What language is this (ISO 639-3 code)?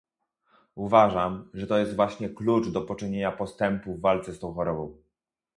pol